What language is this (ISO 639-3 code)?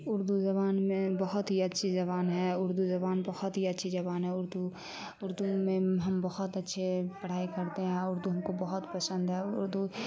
urd